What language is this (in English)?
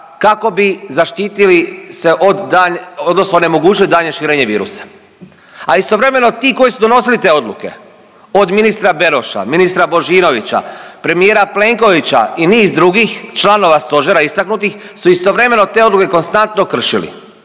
Croatian